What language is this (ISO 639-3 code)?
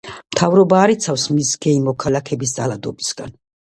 kat